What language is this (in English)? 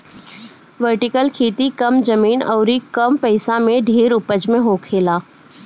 Bhojpuri